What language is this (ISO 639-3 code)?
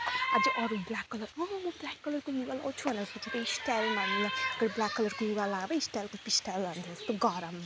nep